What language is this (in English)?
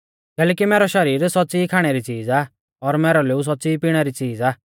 Mahasu Pahari